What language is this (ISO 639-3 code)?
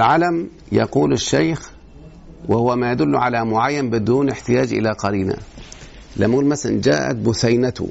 ara